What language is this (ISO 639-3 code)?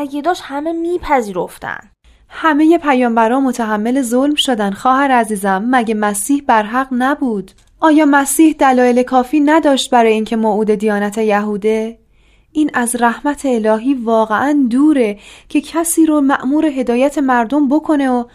fas